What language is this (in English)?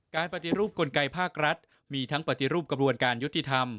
Thai